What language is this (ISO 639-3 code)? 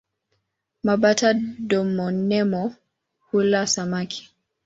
swa